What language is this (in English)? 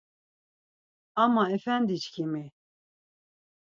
Laz